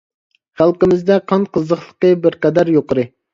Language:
Uyghur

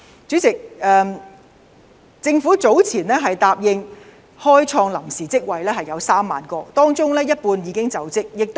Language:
Cantonese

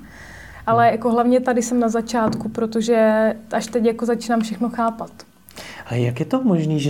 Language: Czech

